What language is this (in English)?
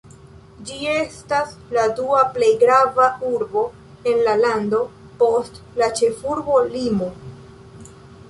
Esperanto